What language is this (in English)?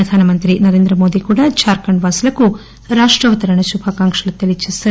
Telugu